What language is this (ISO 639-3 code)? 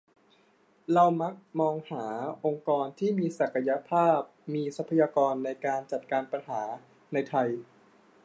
tha